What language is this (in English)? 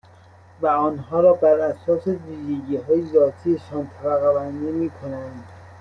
Persian